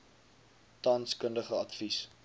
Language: Afrikaans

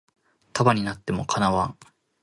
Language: Japanese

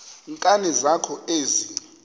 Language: Xhosa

